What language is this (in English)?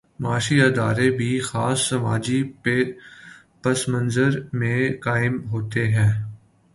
Urdu